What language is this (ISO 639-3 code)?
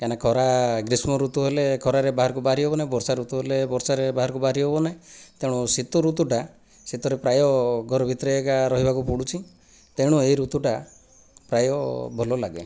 ori